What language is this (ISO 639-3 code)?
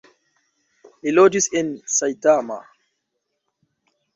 epo